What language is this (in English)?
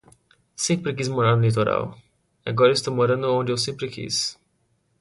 Portuguese